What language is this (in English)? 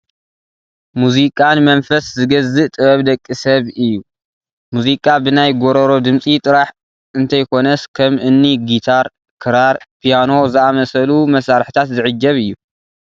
Tigrinya